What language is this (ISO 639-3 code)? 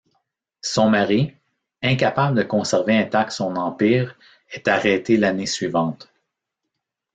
fra